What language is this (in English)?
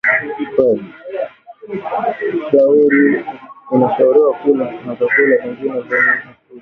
Swahili